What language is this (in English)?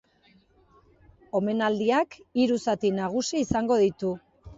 Basque